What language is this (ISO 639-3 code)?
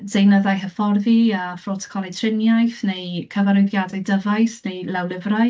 cym